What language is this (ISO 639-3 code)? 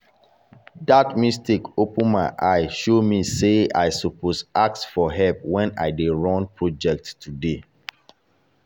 pcm